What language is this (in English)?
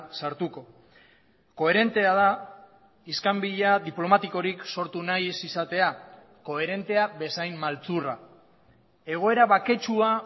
Basque